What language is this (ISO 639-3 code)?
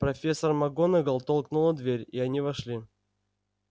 rus